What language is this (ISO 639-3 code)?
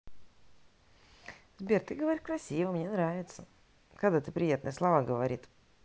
rus